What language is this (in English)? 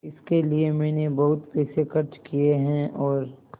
Hindi